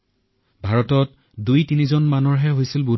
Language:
Assamese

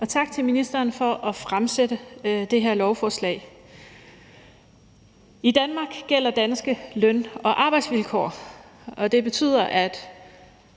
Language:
Danish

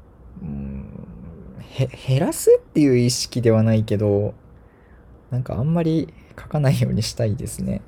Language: Japanese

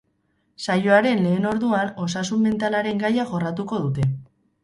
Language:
Basque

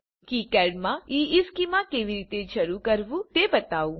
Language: Gujarati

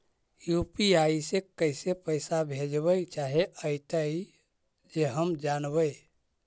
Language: Magahi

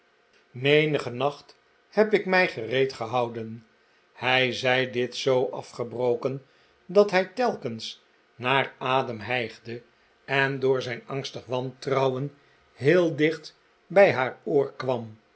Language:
Dutch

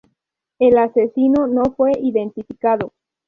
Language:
Spanish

